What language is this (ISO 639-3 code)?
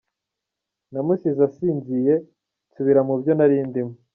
kin